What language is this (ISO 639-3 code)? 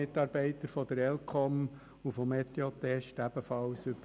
gsw